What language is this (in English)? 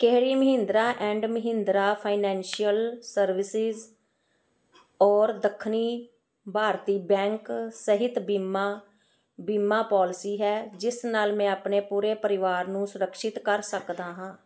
Punjabi